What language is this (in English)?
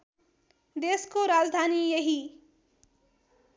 Nepali